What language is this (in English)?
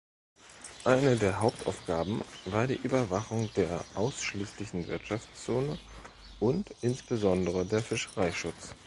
German